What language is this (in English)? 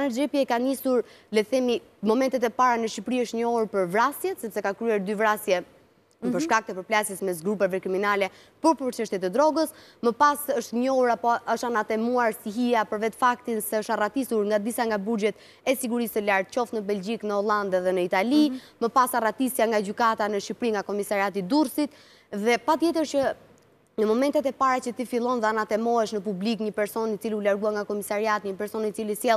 Romanian